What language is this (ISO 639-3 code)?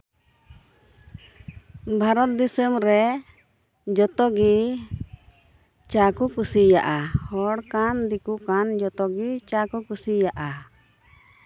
sat